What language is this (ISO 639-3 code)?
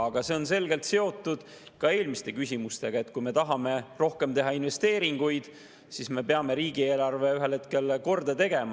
est